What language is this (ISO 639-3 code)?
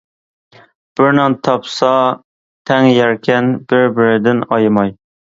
uig